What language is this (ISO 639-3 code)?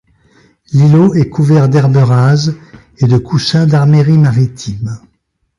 fra